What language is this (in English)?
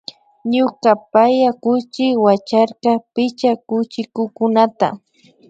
Imbabura Highland Quichua